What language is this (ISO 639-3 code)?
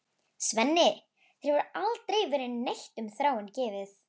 isl